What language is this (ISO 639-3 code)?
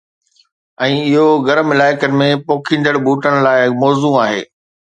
snd